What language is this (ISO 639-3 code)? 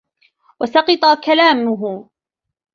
ara